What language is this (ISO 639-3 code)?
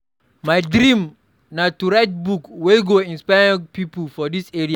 pcm